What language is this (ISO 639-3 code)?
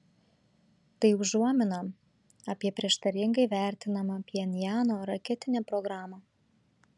lit